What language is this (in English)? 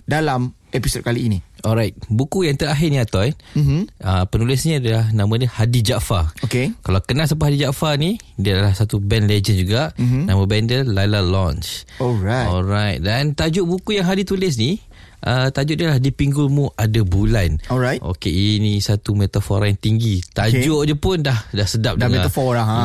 Malay